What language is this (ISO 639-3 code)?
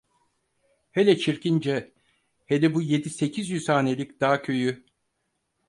tur